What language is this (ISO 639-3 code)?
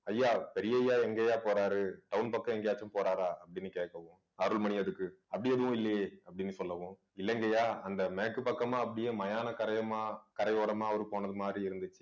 tam